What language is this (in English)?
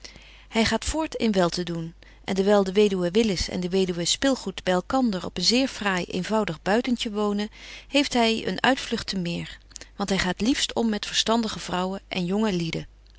Dutch